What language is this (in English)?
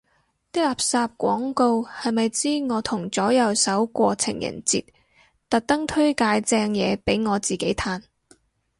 Cantonese